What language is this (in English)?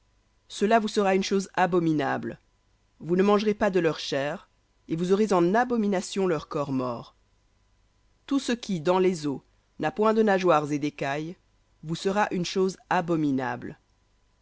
French